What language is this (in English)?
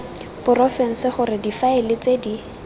Tswana